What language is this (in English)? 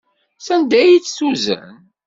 Kabyle